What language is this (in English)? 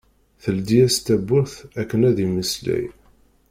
Kabyle